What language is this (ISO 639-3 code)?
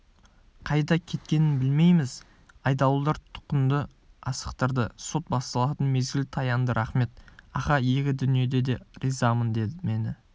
kaz